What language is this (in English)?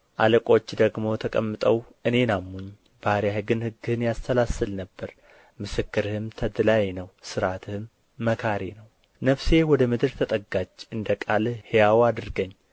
Amharic